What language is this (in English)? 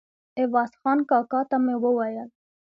Pashto